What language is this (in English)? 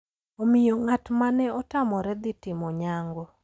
Luo (Kenya and Tanzania)